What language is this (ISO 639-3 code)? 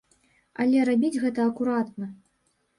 bel